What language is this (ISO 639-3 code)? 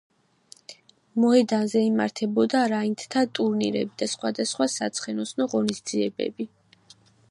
kat